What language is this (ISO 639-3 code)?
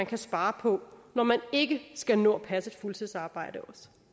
dan